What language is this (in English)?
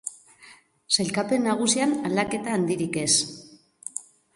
Basque